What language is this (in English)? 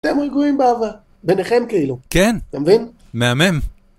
Hebrew